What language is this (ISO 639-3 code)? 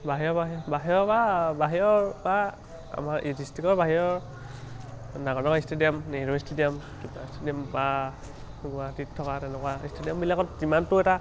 asm